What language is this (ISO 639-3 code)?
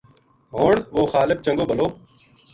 gju